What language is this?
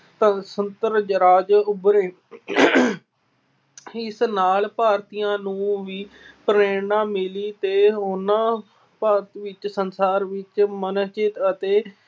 Punjabi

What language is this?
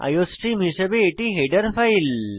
Bangla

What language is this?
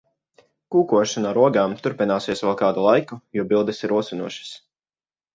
Latvian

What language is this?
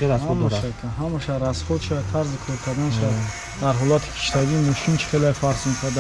Turkish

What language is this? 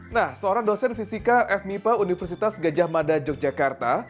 Indonesian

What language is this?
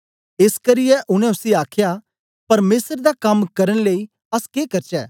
Dogri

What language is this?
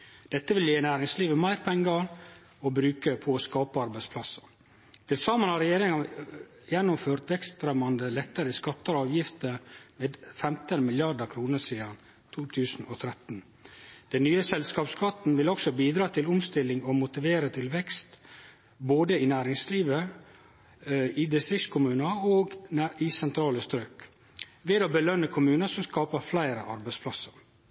Norwegian Nynorsk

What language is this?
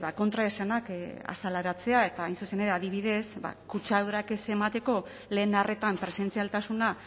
Basque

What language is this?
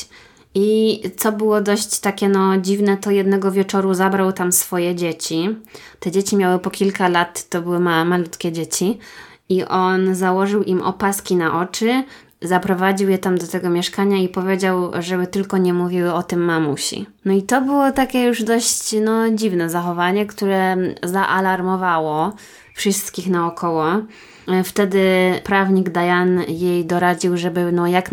Polish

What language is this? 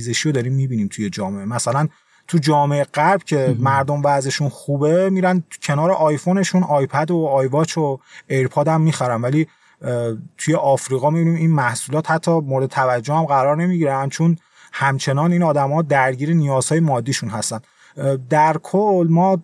Persian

